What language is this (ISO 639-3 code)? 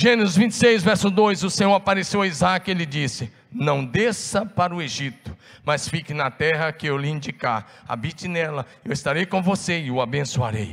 por